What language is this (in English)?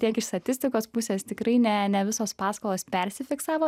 Lithuanian